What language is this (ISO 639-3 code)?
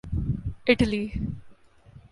urd